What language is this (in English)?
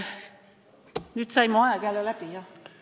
Estonian